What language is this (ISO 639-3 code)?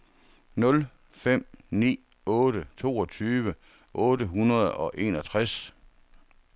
dan